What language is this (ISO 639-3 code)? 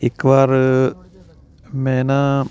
pan